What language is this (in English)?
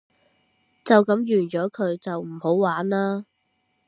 Cantonese